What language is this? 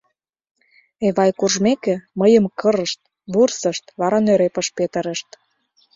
Mari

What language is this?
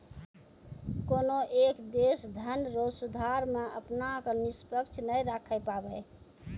Maithili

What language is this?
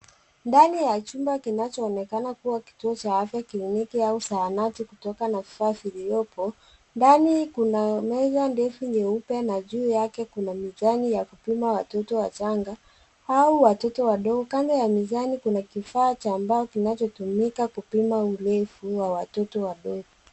Swahili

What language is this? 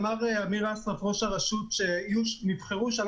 Hebrew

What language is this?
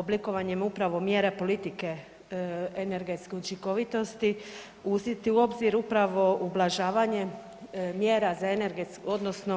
Croatian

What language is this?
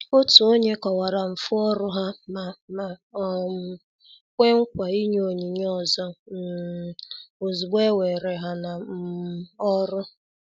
Igbo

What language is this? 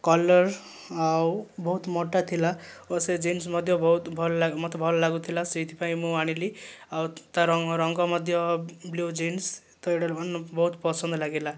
Odia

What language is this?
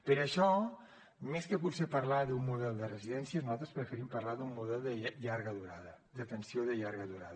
Catalan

